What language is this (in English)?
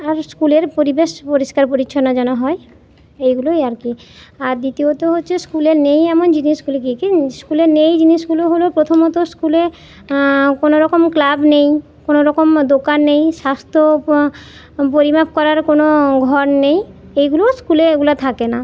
Bangla